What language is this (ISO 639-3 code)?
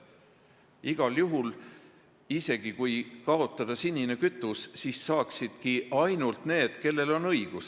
est